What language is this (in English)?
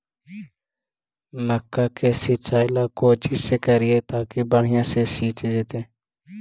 Magahi